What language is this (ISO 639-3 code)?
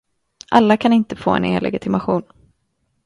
swe